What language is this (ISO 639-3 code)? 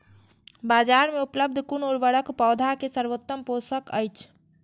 mai